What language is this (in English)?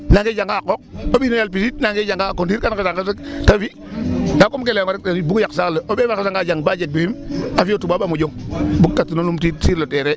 Serer